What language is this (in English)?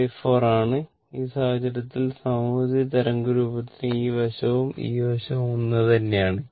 Malayalam